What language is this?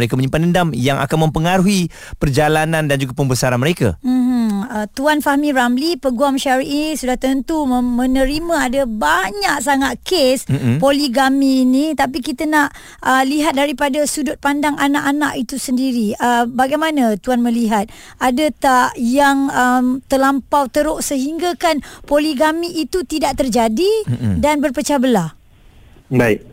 Malay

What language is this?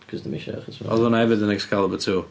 Welsh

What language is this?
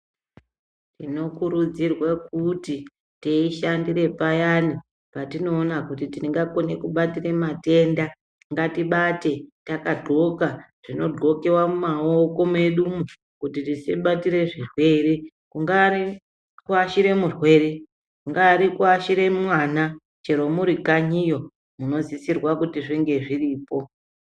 Ndau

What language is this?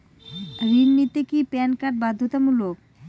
Bangla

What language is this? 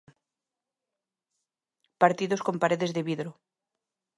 Galician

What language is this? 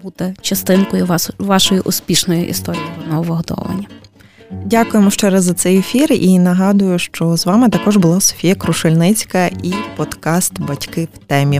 Ukrainian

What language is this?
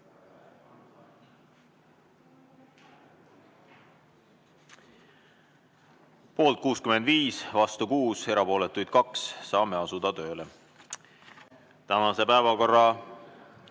Estonian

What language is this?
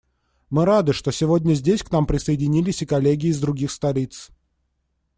Russian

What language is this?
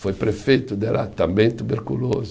Portuguese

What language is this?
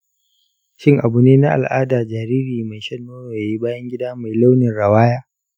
Hausa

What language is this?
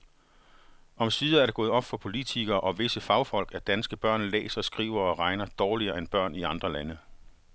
Danish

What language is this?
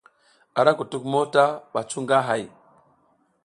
South Giziga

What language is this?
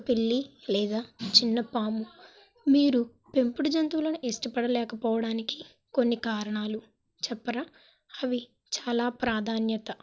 Telugu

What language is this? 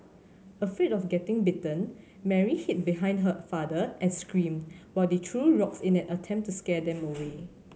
English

